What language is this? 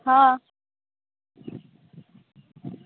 Maithili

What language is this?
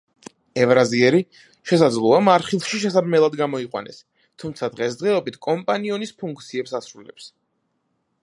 Georgian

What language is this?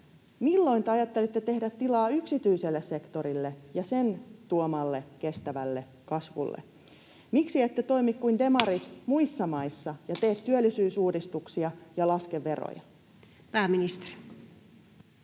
Finnish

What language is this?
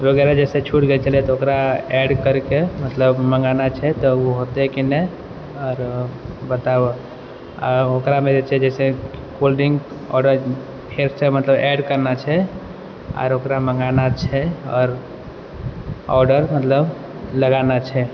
Maithili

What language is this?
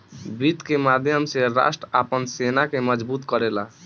Bhojpuri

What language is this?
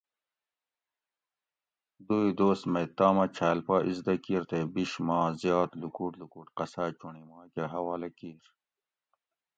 Gawri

